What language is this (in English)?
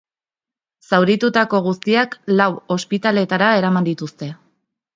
Basque